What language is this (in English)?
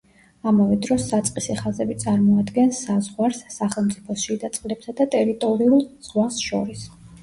Georgian